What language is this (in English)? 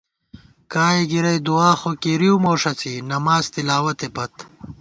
Gawar-Bati